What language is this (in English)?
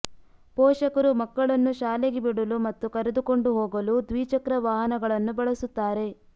Kannada